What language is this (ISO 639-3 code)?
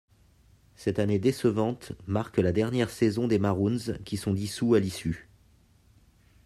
fra